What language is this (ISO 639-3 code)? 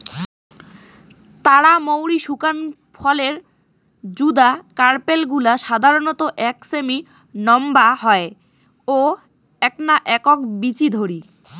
ben